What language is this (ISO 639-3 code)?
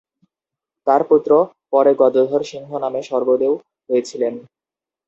ben